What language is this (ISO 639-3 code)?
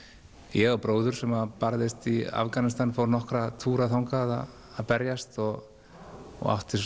isl